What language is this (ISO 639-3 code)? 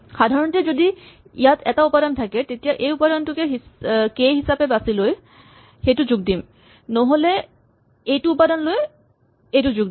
asm